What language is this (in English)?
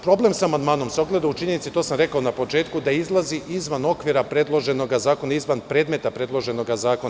Serbian